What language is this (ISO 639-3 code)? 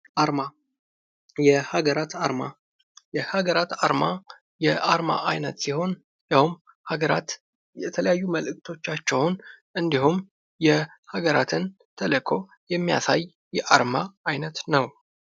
amh